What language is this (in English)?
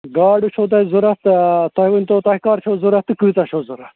Kashmiri